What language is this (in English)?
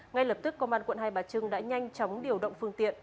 Vietnamese